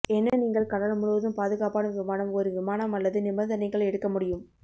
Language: Tamil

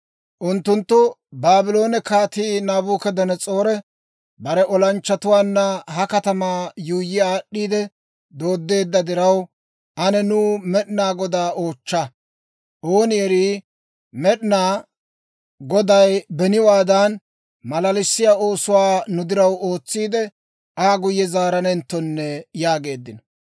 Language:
Dawro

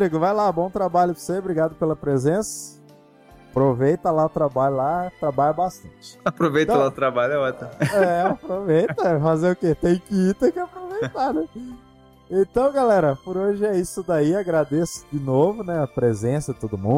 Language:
Portuguese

